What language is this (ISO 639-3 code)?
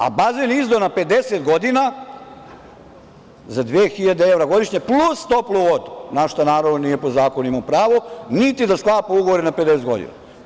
srp